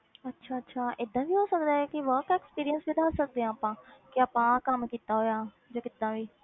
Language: Punjabi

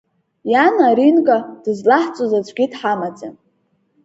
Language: Abkhazian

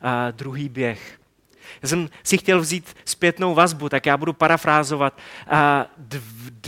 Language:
Czech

